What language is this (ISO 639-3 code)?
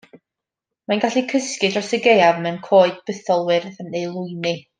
cym